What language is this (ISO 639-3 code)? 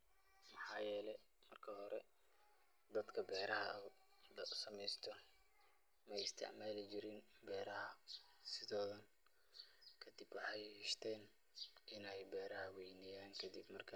som